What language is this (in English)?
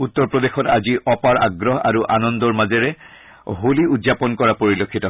Assamese